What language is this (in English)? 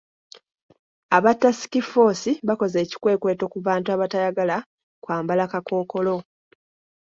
Ganda